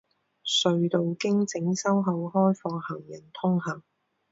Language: Chinese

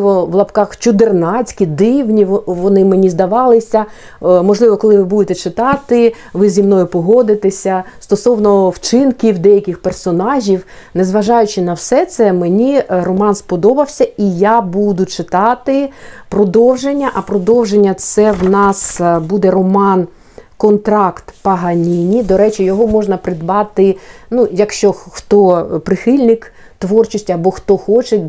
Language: Ukrainian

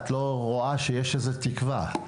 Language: Hebrew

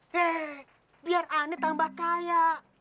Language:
Indonesian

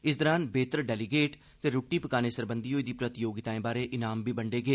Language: Dogri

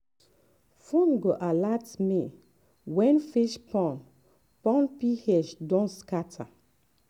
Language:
Nigerian Pidgin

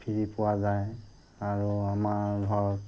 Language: Assamese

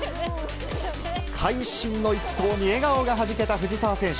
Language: Japanese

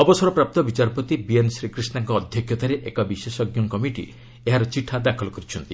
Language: Odia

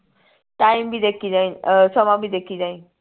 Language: Punjabi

